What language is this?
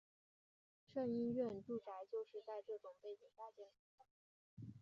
Chinese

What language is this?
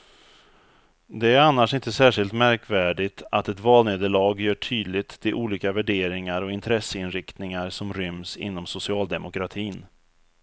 Swedish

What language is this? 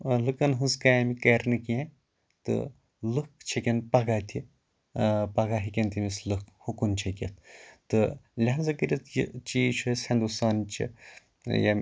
Kashmiri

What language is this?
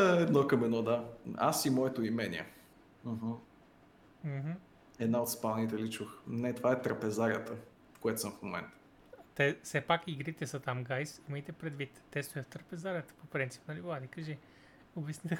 Bulgarian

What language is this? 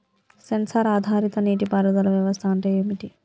Telugu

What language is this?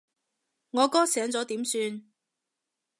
Cantonese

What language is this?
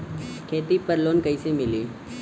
Bhojpuri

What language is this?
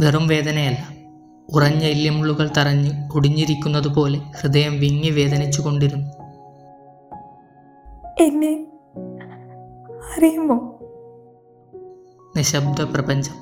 Malayalam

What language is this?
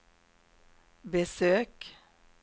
Swedish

